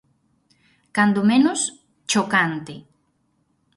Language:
Galician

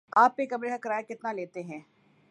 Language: Urdu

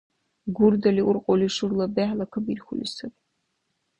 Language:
Dargwa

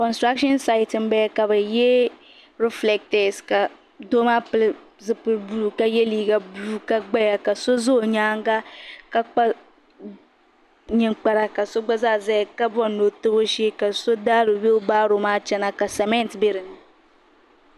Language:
Dagbani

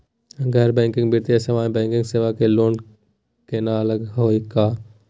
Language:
Magahi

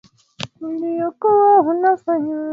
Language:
Swahili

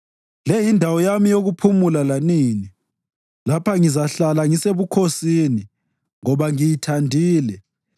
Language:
North Ndebele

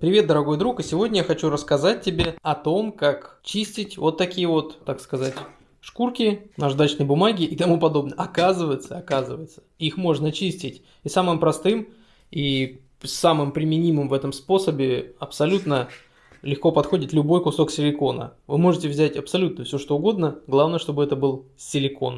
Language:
Russian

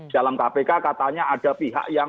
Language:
Indonesian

